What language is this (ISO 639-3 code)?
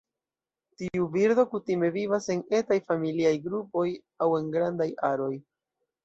epo